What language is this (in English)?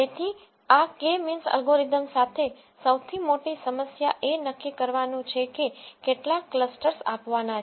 Gujarati